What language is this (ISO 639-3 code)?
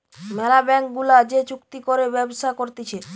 ben